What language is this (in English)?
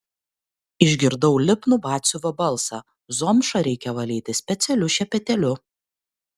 Lithuanian